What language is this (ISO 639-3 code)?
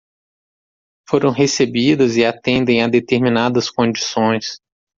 por